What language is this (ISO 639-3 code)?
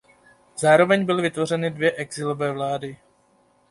ces